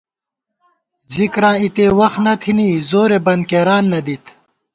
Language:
Gawar-Bati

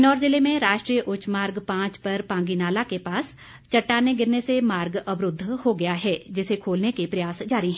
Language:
Hindi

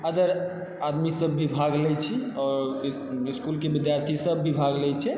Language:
Maithili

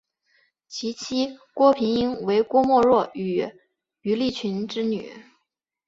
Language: Chinese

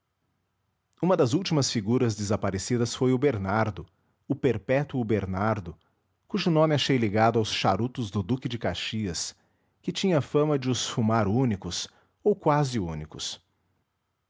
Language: Portuguese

